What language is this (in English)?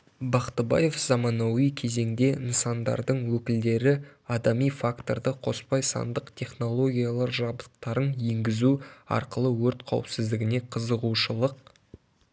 Kazakh